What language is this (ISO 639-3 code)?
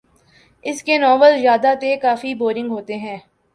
urd